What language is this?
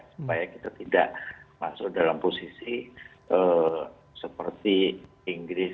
Indonesian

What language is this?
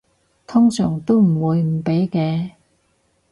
Cantonese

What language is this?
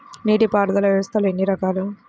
Telugu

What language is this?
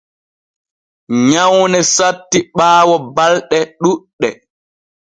Borgu Fulfulde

